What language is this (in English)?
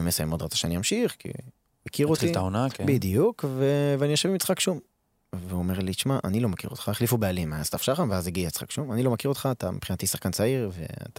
Hebrew